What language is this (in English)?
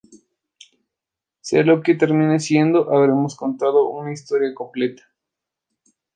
Spanish